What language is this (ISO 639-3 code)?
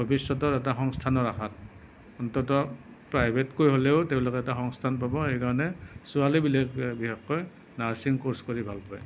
asm